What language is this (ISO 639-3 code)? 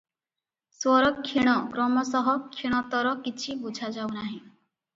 ori